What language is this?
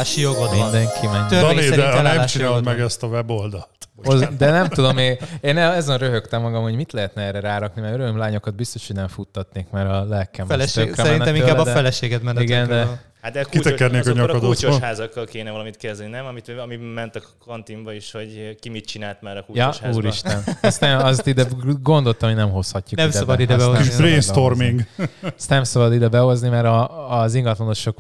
Hungarian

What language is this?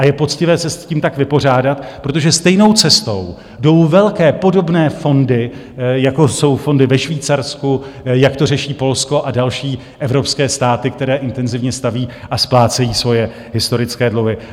Czech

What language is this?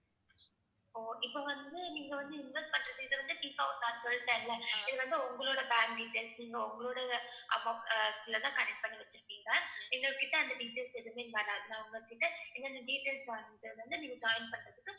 Tamil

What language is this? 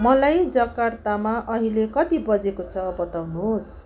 Nepali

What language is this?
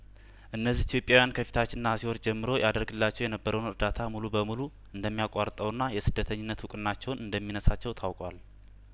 Amharic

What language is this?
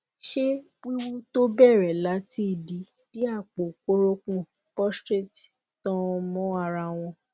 Yoruba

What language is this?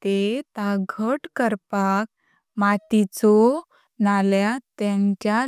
Konkani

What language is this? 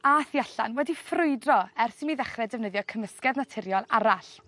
Welsh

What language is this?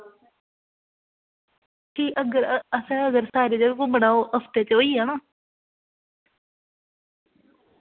Dogri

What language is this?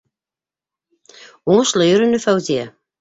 Bashkir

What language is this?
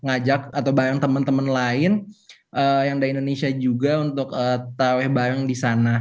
Indonesian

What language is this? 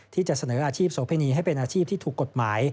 Thai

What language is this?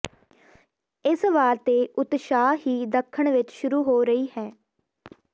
Punjabi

